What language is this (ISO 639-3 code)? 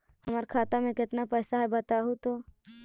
mag